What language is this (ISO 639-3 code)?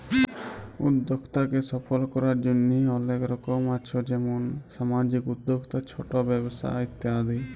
ben